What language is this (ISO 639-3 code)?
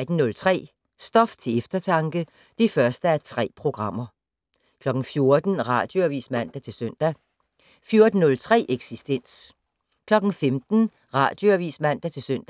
dan